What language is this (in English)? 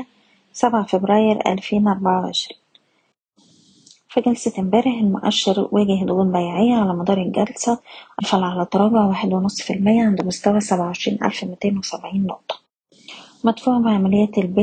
Arabic